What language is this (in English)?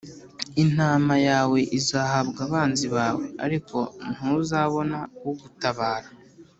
Kinyarwanda